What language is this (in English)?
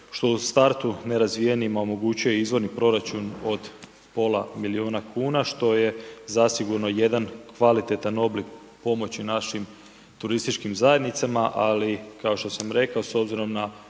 Croatian